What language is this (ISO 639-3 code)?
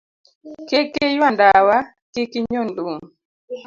luo